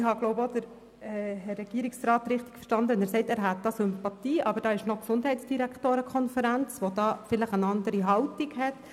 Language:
Swiss German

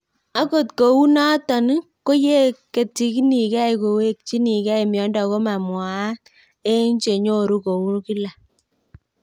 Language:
Kalenjin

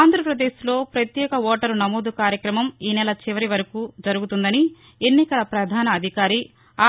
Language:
Telugu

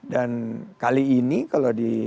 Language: Indonesian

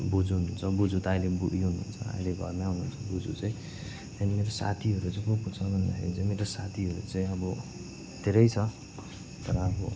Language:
Nepali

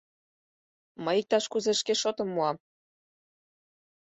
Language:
Mari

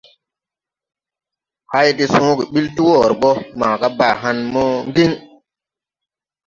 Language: Tupuri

